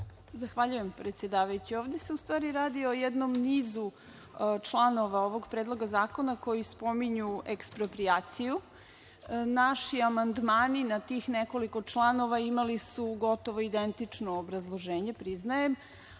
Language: Serbian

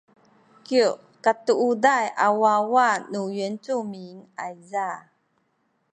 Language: Sakizaya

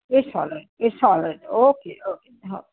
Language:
Marathi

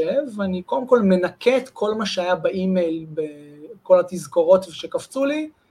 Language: Hebrew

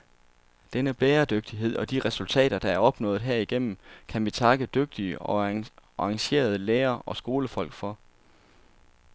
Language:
Danish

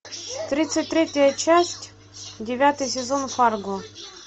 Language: Russian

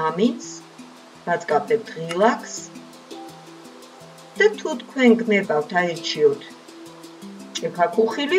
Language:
Romanian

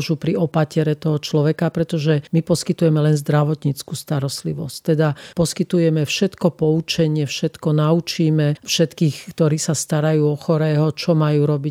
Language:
Slovak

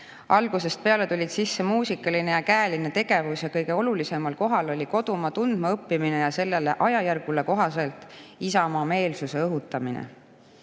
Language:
Estonian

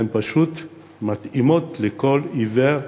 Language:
Hebrew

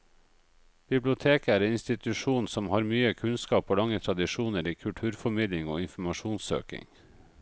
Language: Norwegian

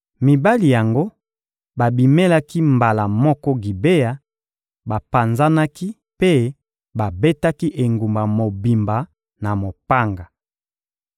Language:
Lingala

